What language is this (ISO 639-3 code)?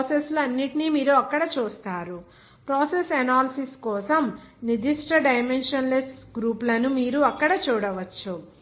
tel